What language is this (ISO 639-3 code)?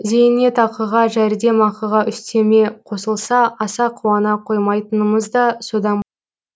kaz